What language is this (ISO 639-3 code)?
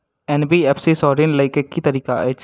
mai